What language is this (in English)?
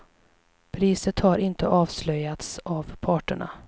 Swedish